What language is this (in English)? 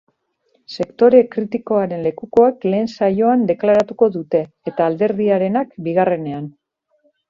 Basque